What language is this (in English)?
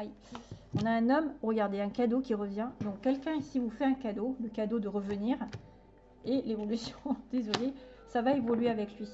French